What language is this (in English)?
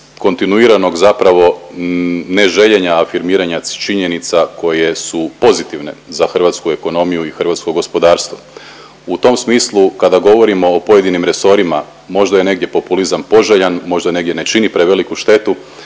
Croatian